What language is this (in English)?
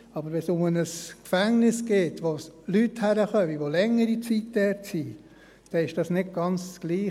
Swiss German